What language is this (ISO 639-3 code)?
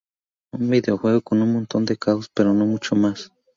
spa